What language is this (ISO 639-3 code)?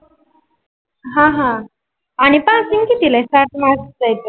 mar